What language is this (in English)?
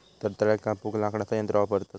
Marathi